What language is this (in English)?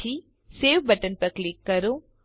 Gujarati